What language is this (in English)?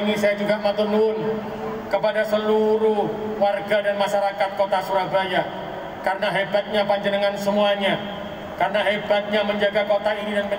Indonesian